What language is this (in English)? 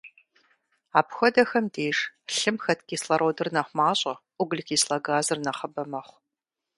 Kabardian